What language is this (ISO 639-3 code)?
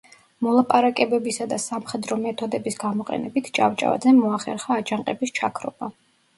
kat